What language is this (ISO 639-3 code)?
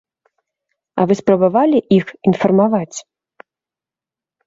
bel